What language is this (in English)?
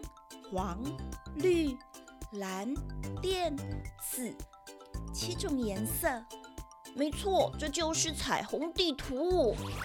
Chinese